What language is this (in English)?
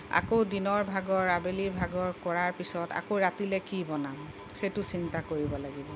Assamese